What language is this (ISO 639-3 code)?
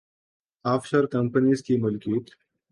urd